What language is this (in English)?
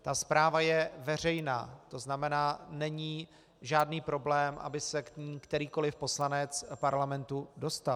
Czech